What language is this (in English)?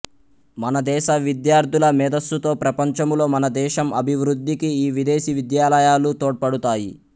Telugu